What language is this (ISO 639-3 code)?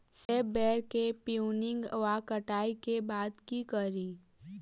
mai